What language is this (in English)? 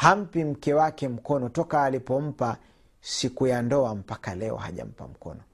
Swahili